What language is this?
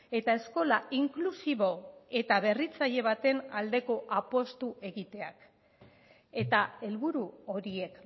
Basque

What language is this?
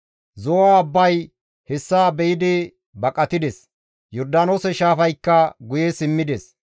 Gamo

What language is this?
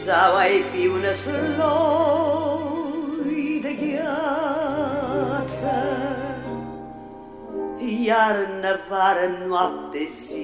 Romanian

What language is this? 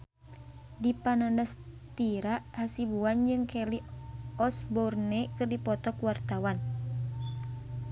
Sundanese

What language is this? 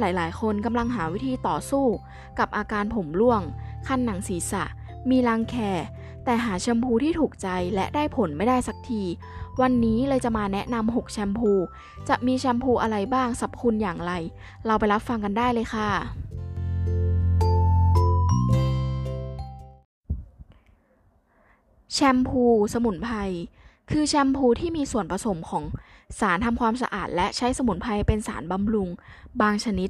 Thai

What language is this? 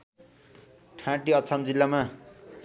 Nepali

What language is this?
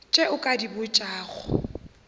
Northern Sotho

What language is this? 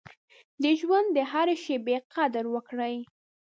Pashto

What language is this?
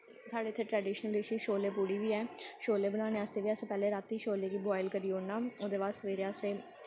Dogri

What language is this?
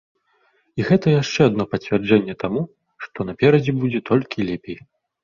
Belarusian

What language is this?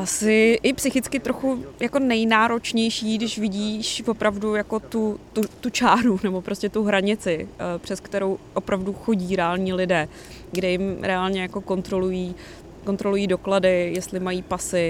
Czech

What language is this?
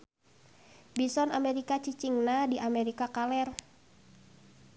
Sundanese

